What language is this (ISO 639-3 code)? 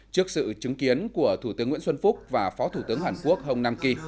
vie